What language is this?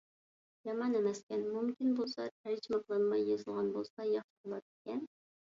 Uyghur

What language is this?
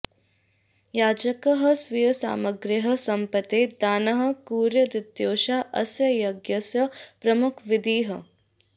Sanskrit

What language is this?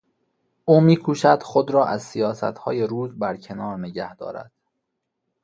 Persian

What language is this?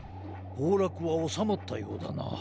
Japanese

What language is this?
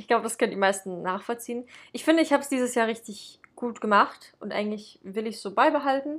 German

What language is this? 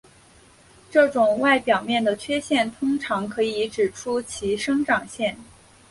Chinese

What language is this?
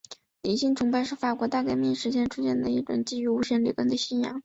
Chinese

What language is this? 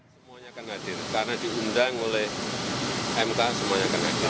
Indonesian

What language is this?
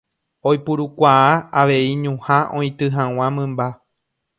Guarani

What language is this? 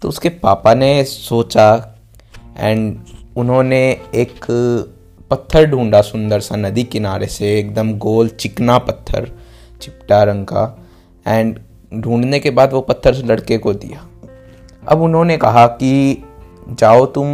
Hindi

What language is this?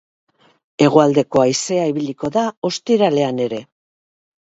Basque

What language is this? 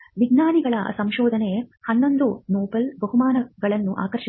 Kannada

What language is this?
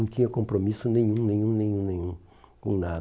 Portuguese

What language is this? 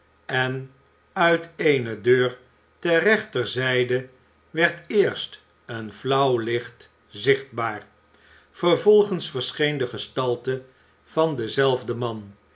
Dutch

